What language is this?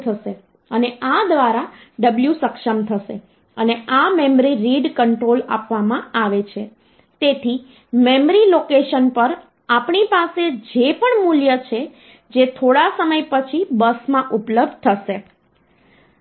Gujarati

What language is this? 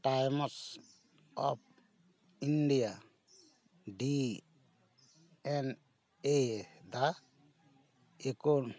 Santali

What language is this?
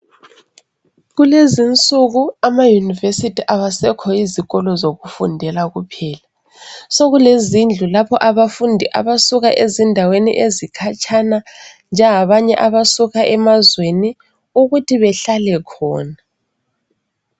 North Ndebele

